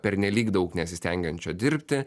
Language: Lithuanian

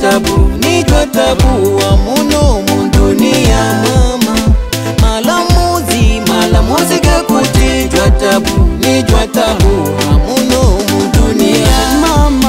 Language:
Portuguese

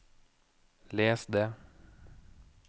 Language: Norwegian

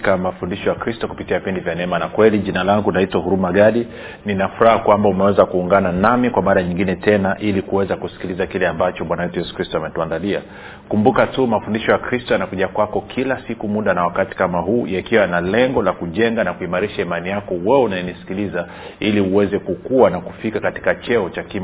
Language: Swahili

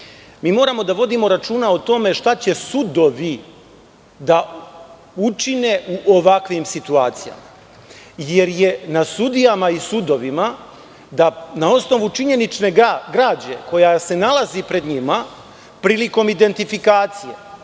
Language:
Serbian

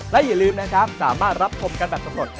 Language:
Thai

